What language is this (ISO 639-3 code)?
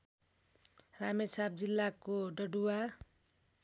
nep